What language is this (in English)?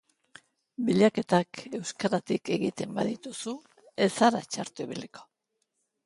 Basque